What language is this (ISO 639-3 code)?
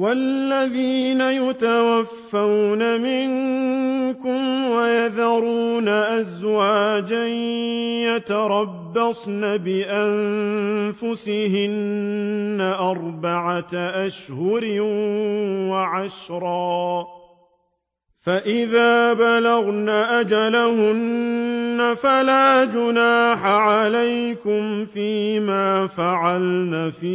ara